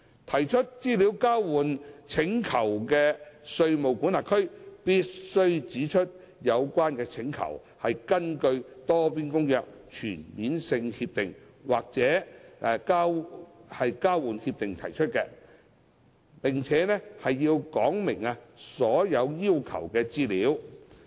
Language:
Cantonese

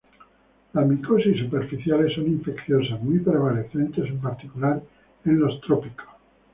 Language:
Spanish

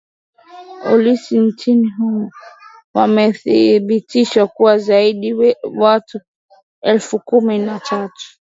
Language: Swahili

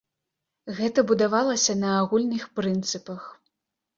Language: Belarusian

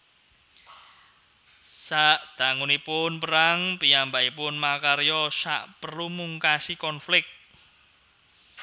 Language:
Javanese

